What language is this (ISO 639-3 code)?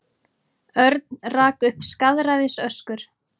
isl